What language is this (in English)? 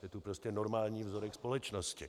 Czech